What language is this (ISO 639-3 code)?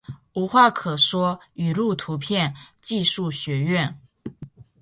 zho